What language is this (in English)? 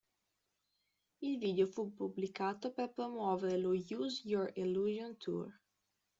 Italian